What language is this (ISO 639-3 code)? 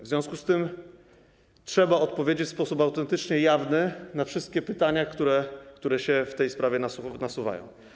pol